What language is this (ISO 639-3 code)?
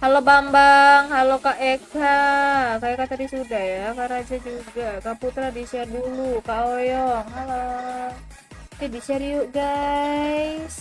ind